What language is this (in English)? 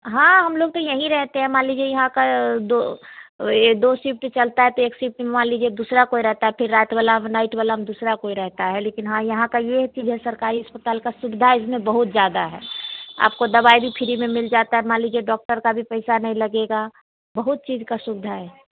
Hindi